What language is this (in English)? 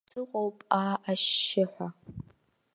Abkhazian